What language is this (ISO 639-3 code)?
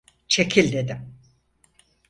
tur